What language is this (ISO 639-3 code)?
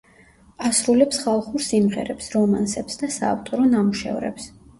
kat